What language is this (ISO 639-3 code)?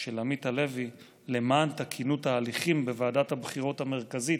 heb